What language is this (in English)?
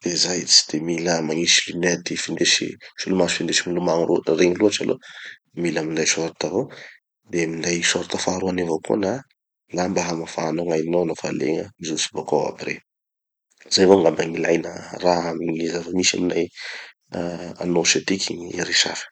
Tanosy Malagasy